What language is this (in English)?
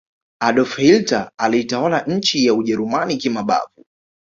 Swahili